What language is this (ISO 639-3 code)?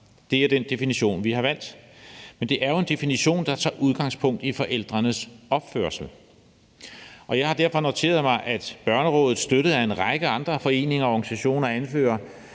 dan